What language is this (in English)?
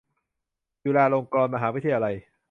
Thai